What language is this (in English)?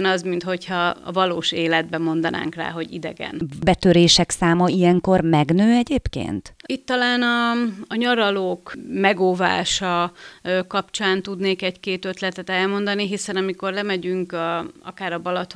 Hungarian